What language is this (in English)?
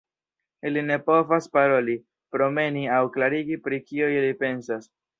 Esperanto